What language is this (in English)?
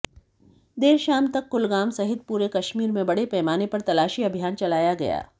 Hindi